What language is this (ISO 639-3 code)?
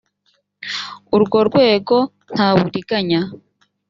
kin